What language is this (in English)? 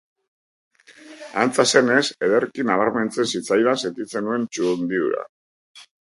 Basque